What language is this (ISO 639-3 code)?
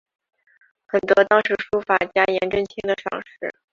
zho